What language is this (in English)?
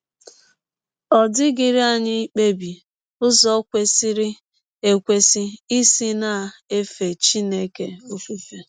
Igbo